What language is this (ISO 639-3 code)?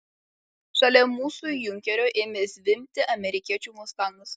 lit